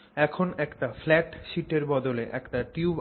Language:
Bangla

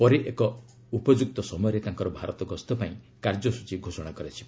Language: Odia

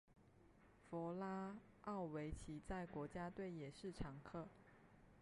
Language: Chinese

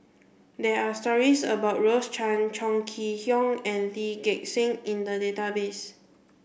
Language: English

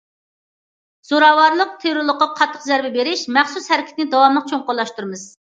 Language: Uyghur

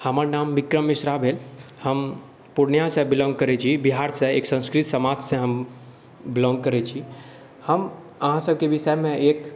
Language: Maithili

